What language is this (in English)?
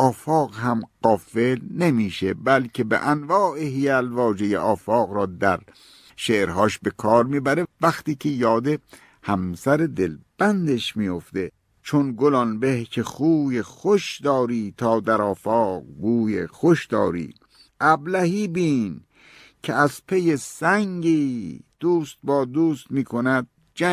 Persian